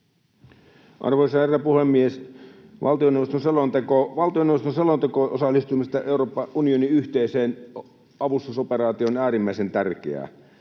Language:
Finnish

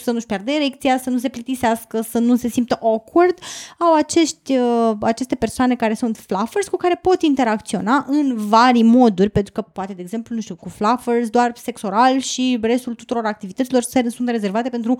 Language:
Romanian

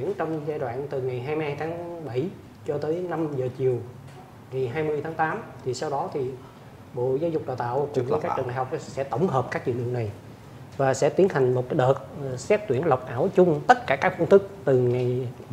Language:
Vietnamese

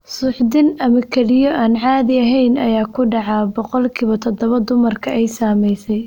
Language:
Somali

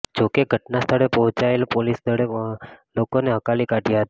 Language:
Gujarati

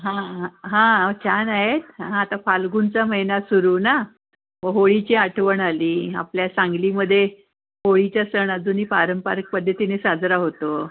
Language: Marathi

